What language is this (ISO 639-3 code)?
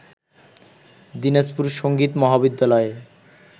ben